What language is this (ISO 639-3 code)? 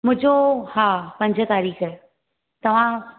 snd